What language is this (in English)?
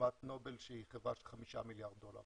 Hebrew